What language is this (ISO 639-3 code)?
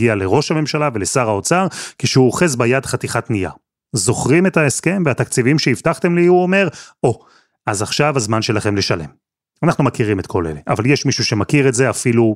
heb